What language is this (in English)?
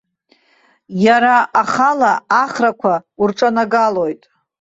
Abkhazian